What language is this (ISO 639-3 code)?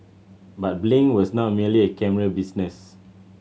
eng